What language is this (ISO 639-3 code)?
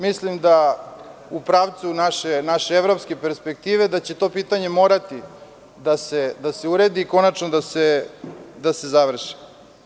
srp